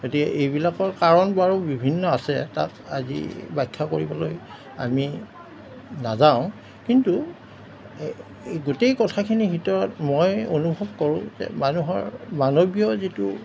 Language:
Assamese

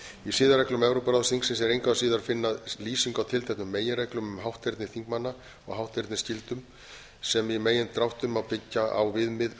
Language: Icelandic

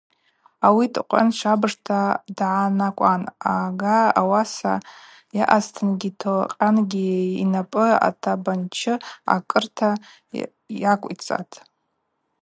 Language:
Abaza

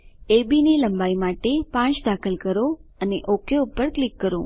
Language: Gujarati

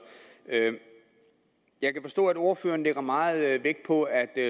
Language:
Danish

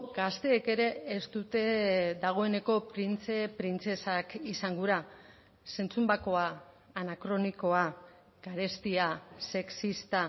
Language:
Basque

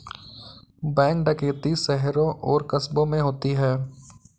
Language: Hindi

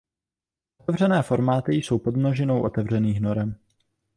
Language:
Czech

